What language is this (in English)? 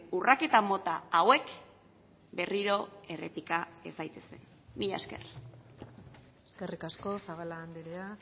Basque